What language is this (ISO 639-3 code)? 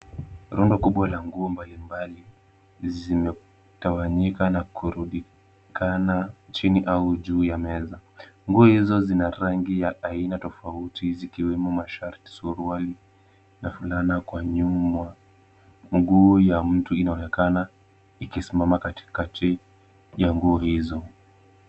swa